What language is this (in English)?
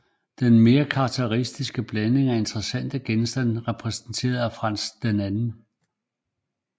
Danish